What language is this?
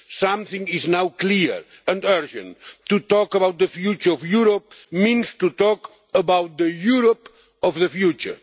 English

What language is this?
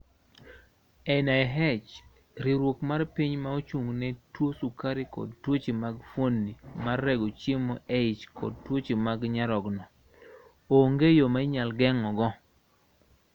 Luo (Kenya and Tanzania)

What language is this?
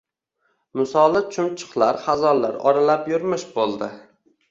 Uzbek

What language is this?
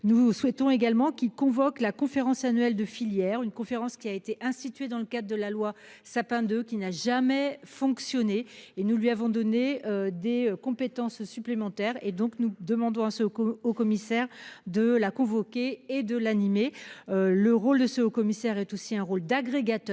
French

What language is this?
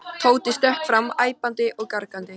Icelandic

